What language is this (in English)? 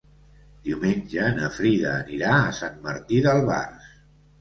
Catalan